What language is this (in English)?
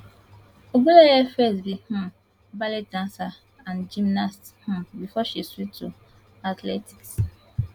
Nigerian Pidgin